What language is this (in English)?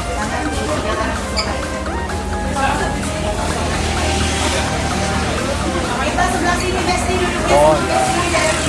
Indonesian